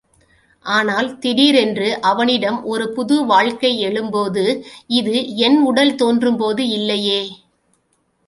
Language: Tamil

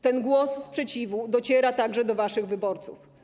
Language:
Polish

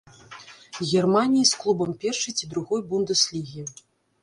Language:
Belarusian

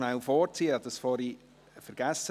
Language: Swiss German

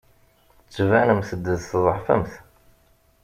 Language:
Kabyle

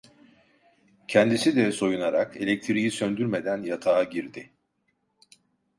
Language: Turkish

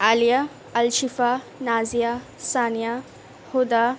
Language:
Urdu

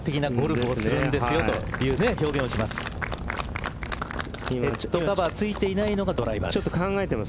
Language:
Japanese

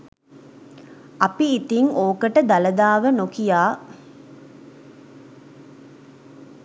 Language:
Sinhala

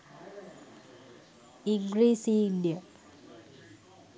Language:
Sinhala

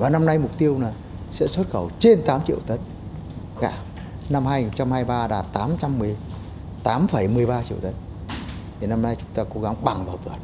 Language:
Vietnamese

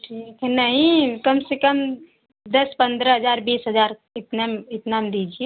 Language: Hindi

